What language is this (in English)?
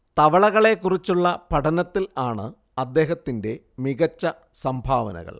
Malayalam